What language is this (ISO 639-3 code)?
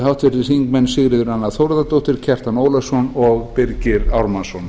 isl